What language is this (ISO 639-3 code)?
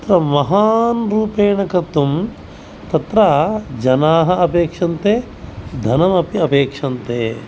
san